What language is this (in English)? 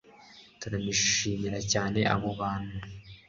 Kinyarwanda